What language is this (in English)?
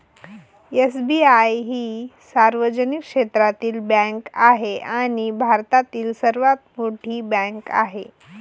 Marathi